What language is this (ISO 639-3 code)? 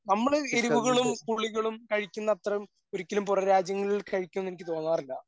mal